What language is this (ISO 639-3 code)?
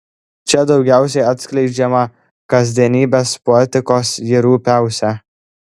lit